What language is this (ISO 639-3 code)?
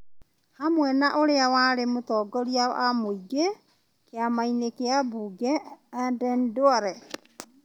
kik